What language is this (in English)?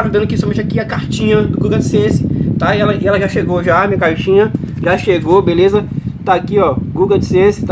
Portuguese